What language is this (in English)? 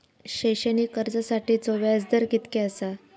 Marathi